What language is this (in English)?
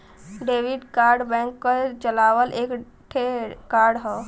Bhojpuri